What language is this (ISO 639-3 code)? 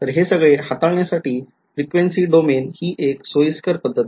mar